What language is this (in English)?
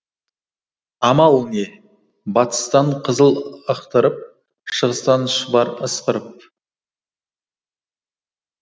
Kazakh